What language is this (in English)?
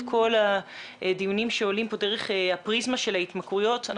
Hebrew